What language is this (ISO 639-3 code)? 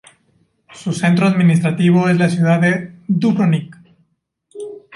spa